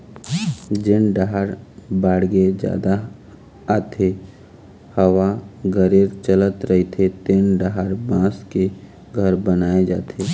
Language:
Chhattisgarhi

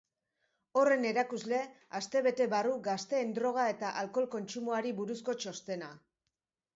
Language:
Basque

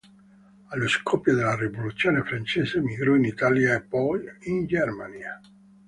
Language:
Italian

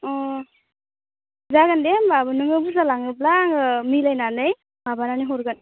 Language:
Bodo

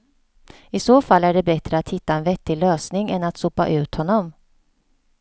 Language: Swedish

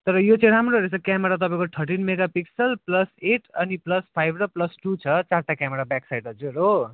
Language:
Nepali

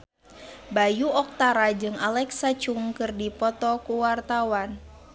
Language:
Sundanese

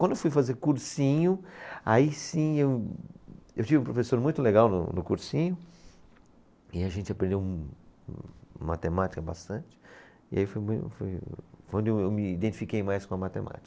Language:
Portuguese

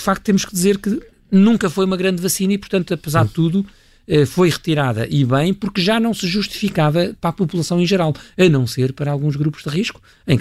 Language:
Portuguese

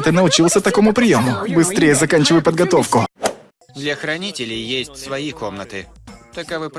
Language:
Russian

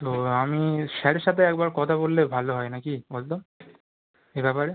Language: Bangla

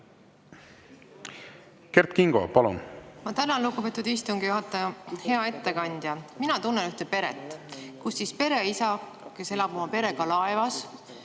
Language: Estonian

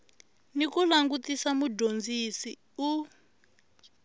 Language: Tsonga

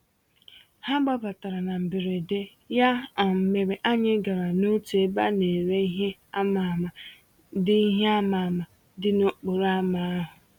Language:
Igbo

